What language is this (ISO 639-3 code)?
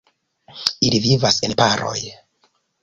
epo